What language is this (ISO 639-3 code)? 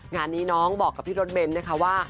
tha